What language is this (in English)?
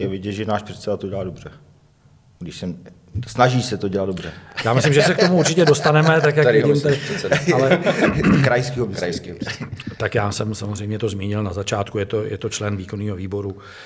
Czech